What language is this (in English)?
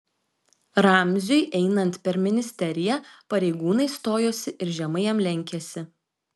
Lithuanian